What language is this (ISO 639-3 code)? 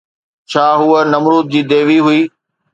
snd